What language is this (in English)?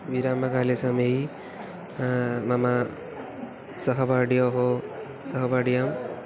Sanskrit